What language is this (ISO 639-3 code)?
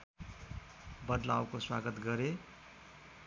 nep